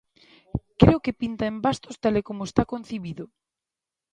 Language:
Galician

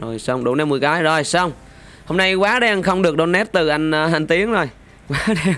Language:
Vietnamese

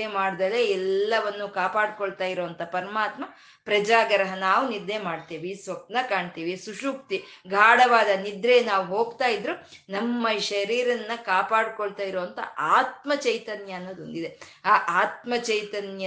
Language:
Kannada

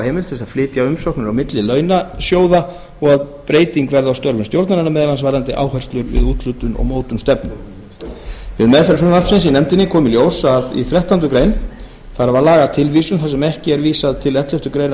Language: Icelandic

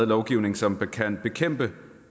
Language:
Danish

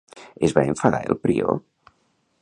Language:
Catalan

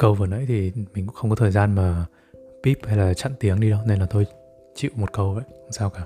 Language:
Vietnamese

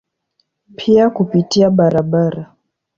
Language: Swahili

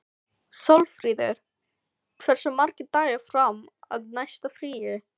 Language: Icelandic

